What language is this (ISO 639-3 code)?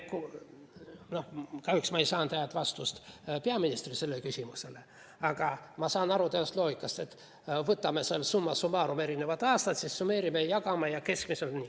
est